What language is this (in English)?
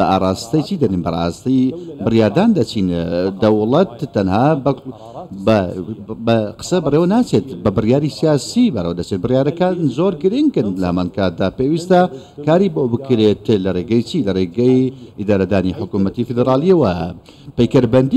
Arabic